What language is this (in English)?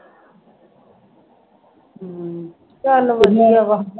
Punjabi